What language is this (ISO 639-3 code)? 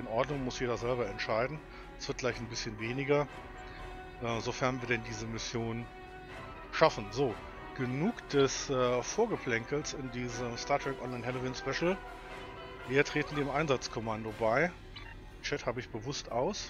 deu